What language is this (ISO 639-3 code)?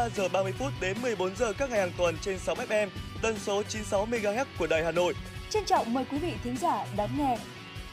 vie